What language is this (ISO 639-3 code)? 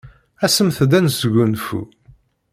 kab